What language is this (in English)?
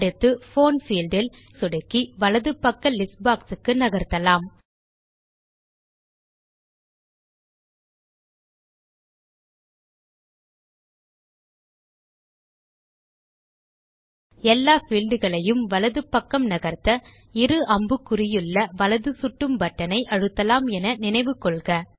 Tamil